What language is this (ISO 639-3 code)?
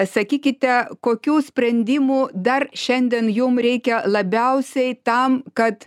lit